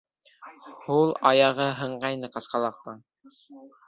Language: Bashkir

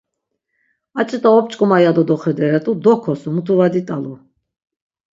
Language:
Laz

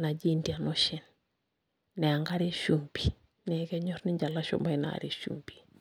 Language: Masai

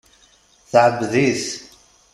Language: Kabyle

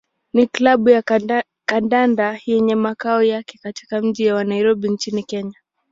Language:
Swahili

